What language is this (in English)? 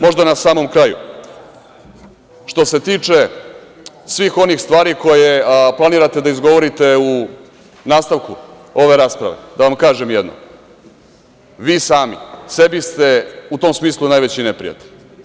Serbian